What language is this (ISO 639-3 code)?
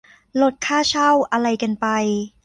tha